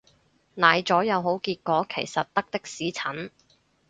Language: Cantonese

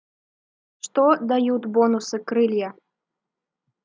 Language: Russian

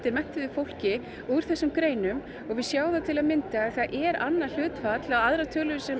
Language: Icelandic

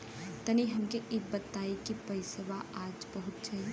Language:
Bhojpuri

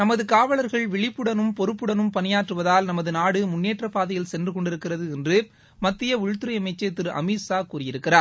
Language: Tamil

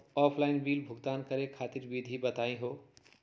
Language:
Magahi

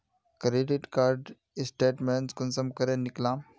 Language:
Magahi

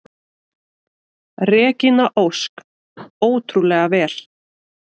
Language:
Icelandic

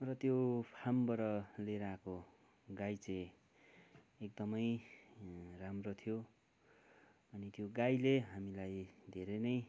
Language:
Nepali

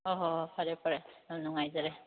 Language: Manipuri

